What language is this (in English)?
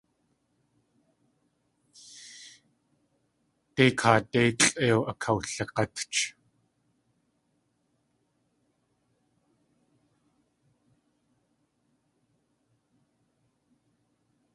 Tlingit